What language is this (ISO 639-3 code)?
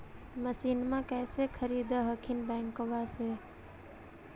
mag